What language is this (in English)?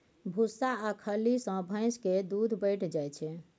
Maithili